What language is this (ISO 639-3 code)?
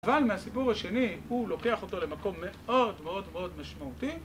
heb